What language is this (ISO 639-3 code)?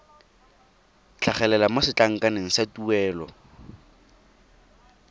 tsn